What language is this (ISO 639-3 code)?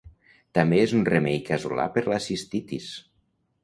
cat